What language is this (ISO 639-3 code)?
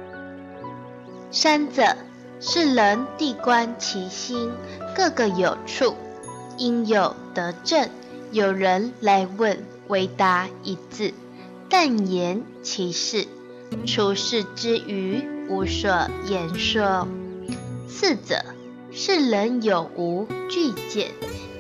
zho